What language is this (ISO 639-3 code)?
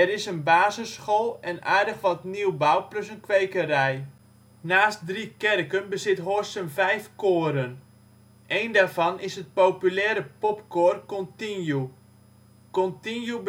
nld